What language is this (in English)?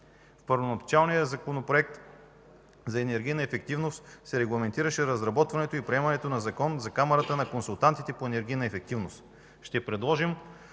Bulgarian